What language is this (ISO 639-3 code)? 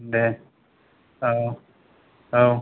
brx